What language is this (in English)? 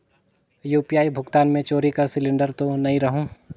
Chhattisgarhi